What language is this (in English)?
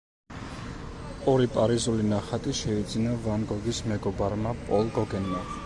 Georgian